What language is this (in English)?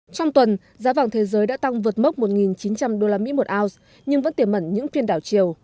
Vietnamese